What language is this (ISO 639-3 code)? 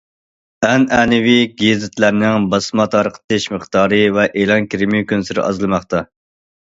uig